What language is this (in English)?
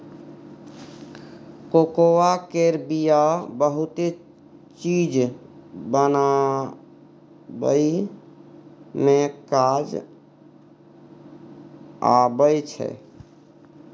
Maithili